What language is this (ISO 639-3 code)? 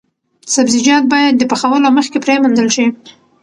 pus